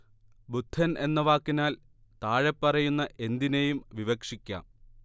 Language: Malayalam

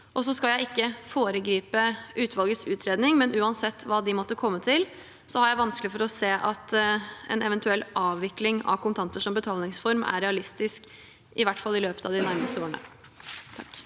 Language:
Norwegian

